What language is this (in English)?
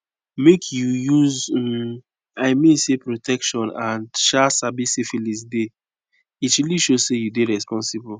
Nigerian Pidgin